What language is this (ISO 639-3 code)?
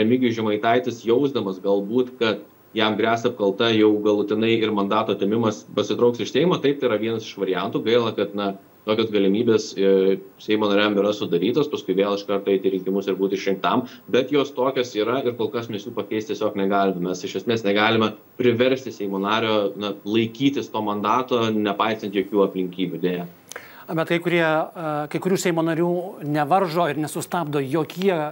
lit